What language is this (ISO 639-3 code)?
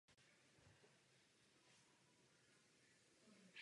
ces